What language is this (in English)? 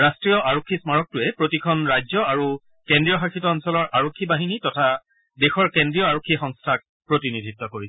Assamese